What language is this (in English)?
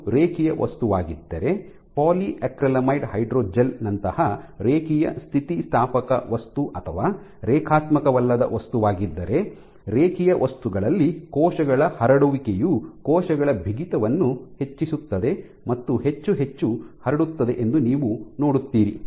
Kannada